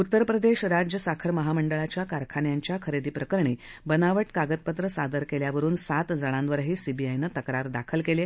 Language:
Marathi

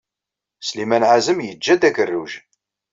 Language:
Kabyle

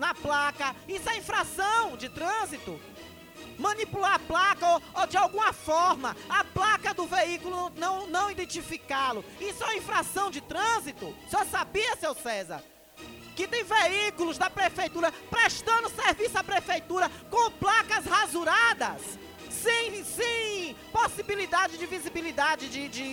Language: Portuguese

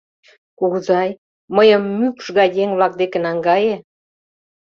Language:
Mari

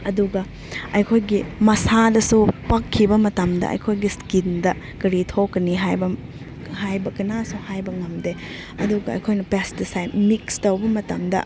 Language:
Manipuri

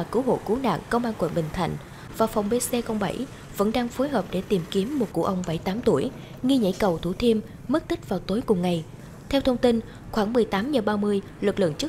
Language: Vietnamese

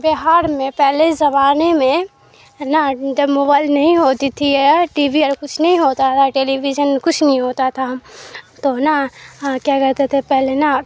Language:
Urdu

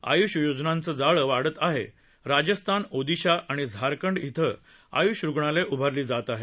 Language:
Marathi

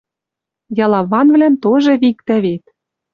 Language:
Western Mari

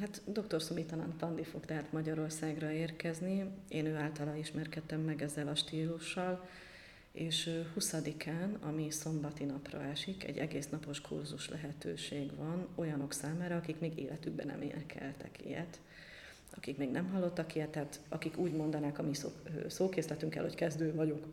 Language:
Hungarian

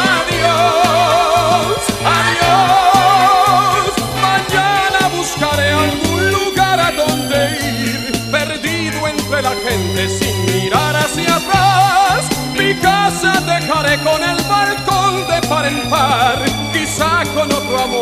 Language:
Romanian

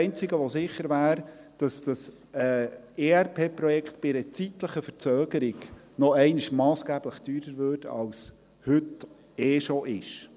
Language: Swiss German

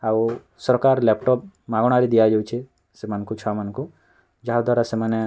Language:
Odia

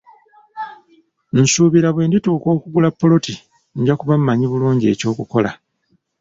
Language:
Ganda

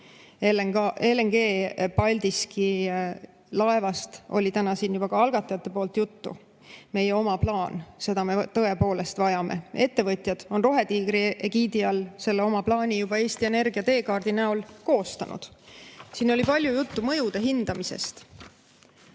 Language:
Estonian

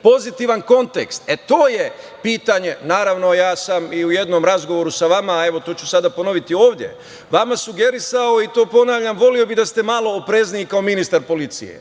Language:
Serbian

